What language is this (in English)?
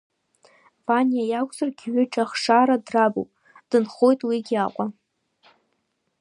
Abkhazian